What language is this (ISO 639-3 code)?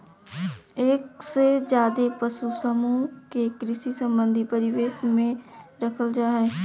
mag